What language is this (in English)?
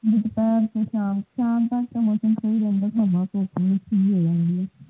Punjabi